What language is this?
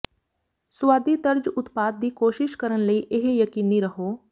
Punjabi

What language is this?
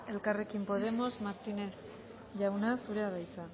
Basque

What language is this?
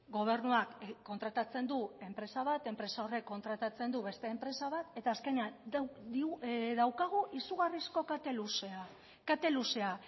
Basque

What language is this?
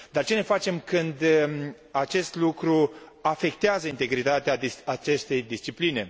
Romanian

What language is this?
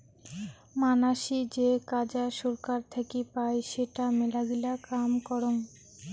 Bangla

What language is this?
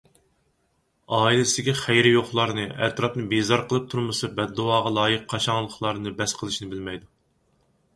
Uyghur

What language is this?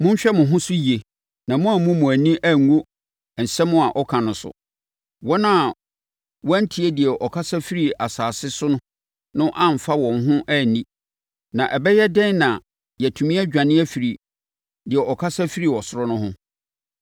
Akan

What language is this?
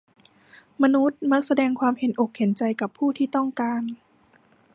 Thai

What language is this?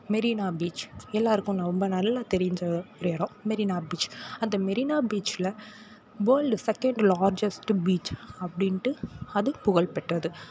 Tamil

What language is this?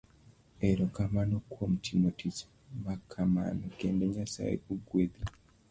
Luo (Kenya and Tanzania)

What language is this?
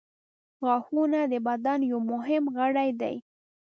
Pashto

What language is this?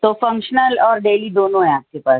Urdu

